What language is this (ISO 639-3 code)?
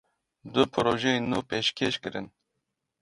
kur